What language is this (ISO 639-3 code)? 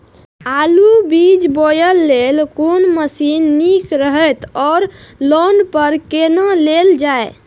mai